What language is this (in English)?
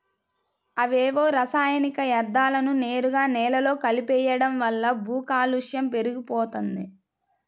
Telugu